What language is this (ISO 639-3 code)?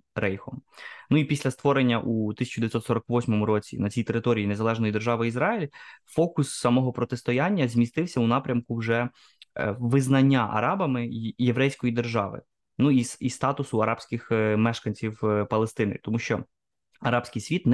ukr